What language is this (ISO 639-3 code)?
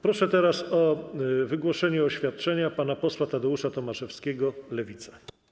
pol